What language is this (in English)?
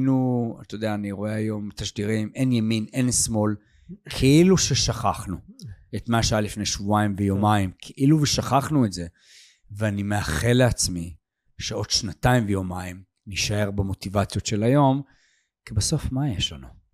Hebrew